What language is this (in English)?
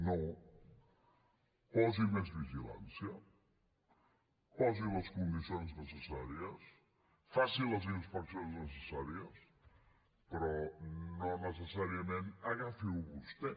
Catalan